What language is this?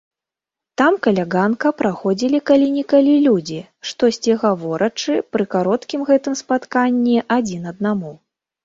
Belarusian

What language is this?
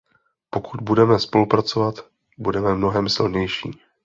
Czech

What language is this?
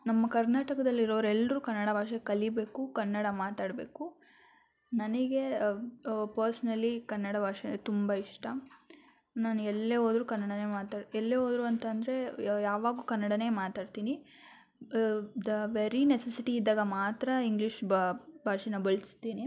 Kannada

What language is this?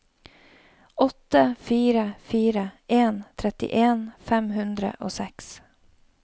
Norwegian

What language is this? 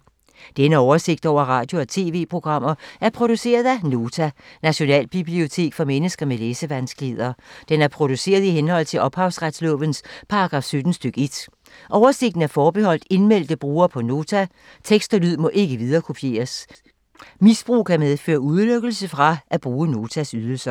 Danish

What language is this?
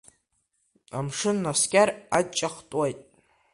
Abkhazian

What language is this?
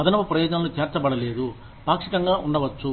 Telugu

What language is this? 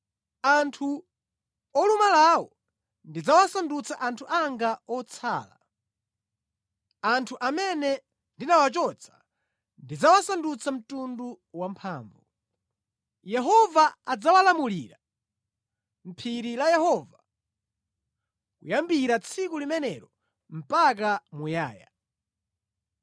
Nyanja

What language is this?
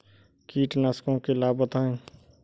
Hindi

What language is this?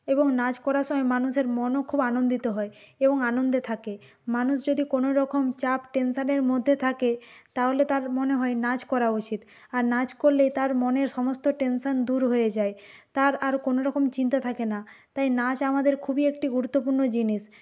Bangla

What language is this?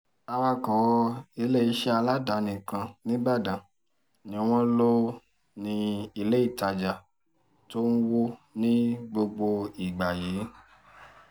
Yoruba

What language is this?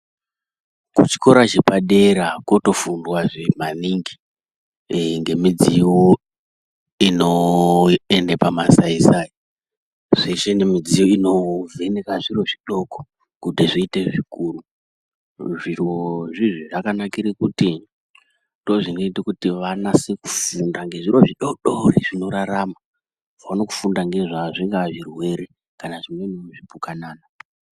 Ndau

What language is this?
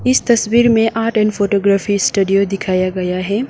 Hindi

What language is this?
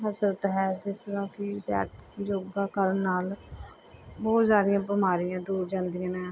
Punjabi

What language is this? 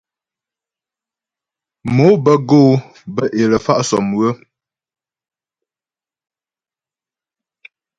Ghomala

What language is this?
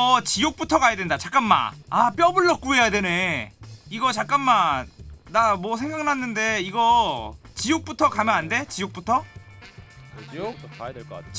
Korean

